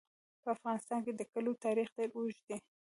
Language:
Pashto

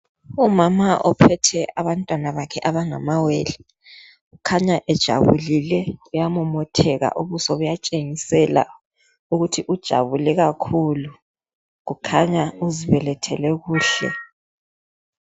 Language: North Ndebele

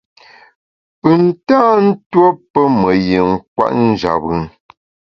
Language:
Bamun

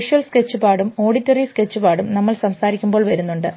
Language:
Malayalam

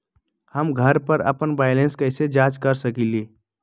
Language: Magahi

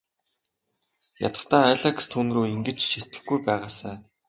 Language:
Mongolian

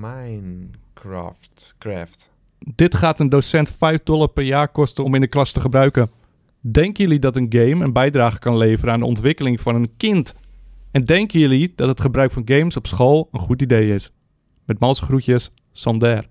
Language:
Dutch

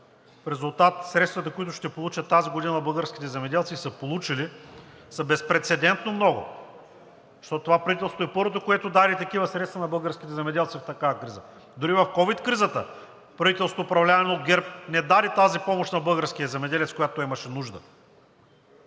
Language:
Bulgarian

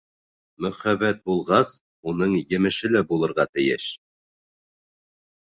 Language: Bashkir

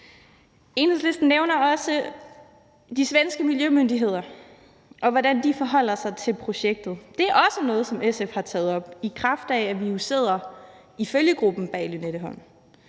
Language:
Danish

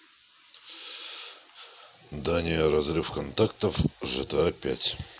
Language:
Russian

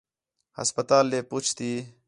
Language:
Khetrani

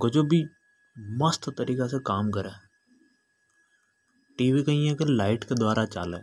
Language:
Hadothi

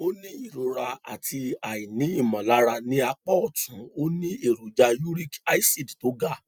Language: Yoruba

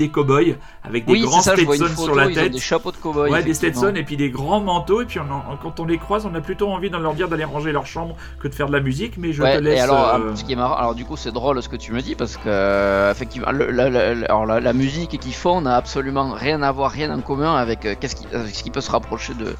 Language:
French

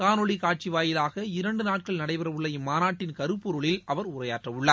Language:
Tamil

